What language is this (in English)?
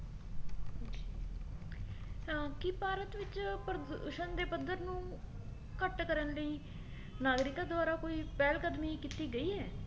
Punjabi